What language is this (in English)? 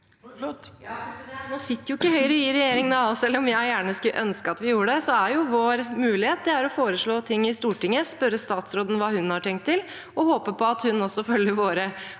Norwegian